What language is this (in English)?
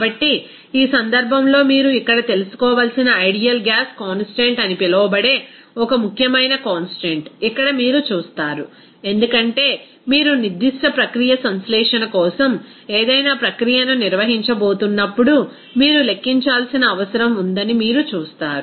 Telugu